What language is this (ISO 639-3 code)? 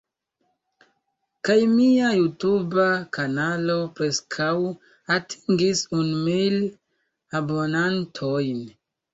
epo